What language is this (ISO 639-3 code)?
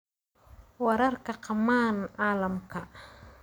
som